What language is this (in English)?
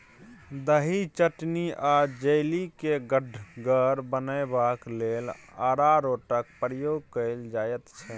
Maithili